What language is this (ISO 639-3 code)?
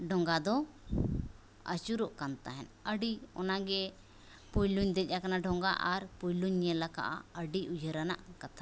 sat